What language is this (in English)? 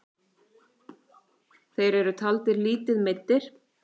Icelandic